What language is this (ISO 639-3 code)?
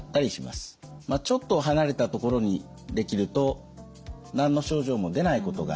jpn